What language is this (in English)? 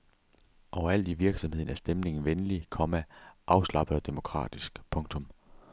Danish